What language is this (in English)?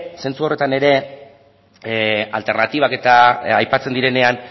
Basque